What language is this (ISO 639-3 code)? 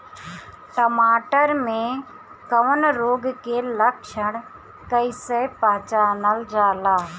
bho